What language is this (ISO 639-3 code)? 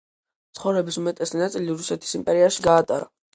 kat